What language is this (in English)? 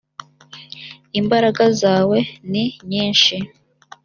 Kinyarwanda